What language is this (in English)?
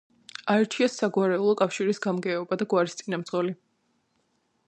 Georgian